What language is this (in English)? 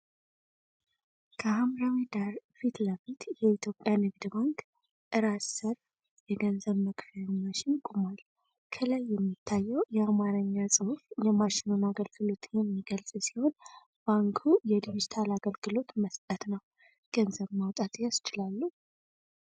Amharic